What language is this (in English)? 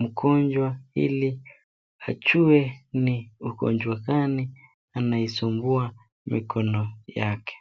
Swahili